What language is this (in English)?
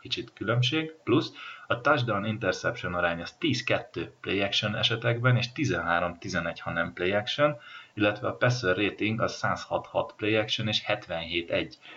Hungarian